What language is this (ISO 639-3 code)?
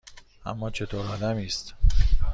fas